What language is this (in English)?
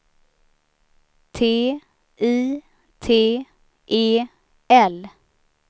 Swedish